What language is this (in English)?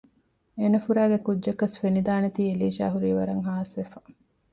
Divehi